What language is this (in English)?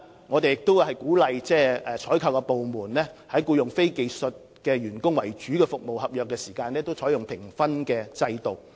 Cantonese